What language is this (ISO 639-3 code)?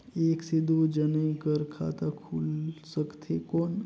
hne